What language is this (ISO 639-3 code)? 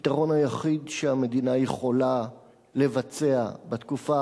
heb